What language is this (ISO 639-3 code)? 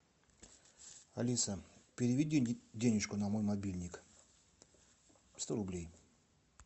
rus